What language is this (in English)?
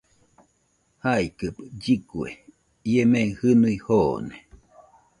Nüpode Huitoto